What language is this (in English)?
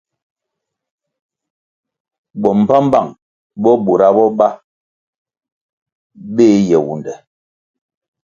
Kwasio